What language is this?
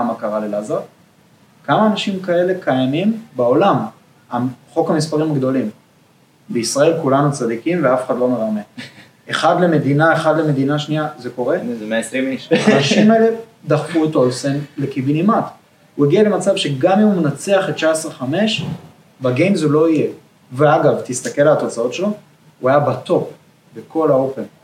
Hebrew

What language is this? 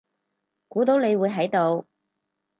Cantonese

